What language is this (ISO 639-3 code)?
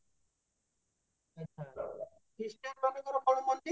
ori